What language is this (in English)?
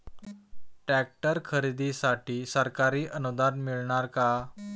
Marathi